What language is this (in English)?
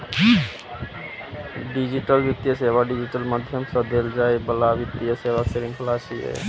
Maithili